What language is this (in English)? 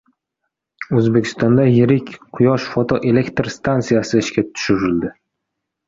Uzbek